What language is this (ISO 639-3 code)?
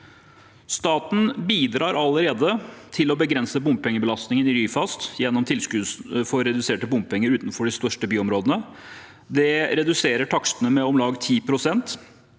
nor